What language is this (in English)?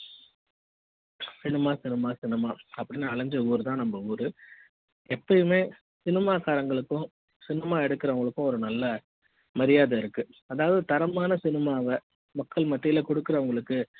Tamil